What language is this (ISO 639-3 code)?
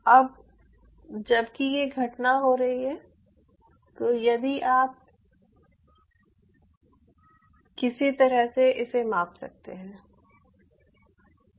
hin